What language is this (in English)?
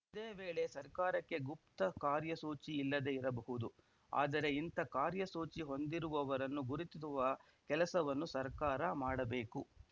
Kannada